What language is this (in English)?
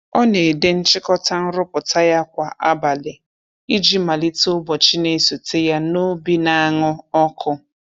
Igbo